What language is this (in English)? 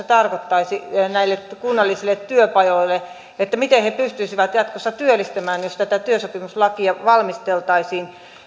Finnish